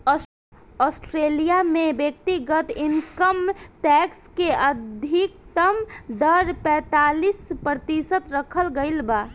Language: Bhojpuri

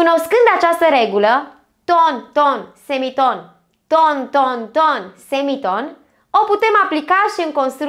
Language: Romanian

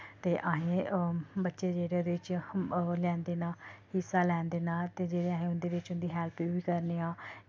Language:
Dogri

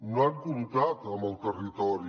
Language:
Catalan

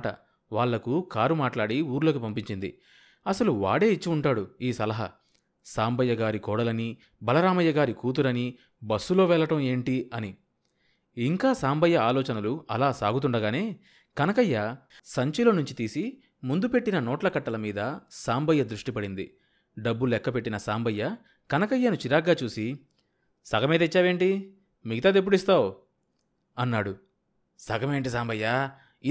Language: Telugu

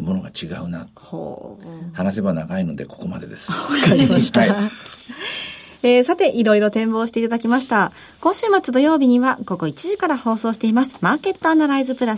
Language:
Japanese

